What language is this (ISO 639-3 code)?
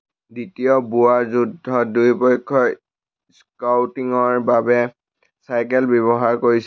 asm